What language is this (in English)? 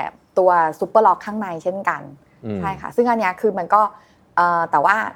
Thai